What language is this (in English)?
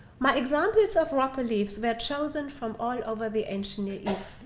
English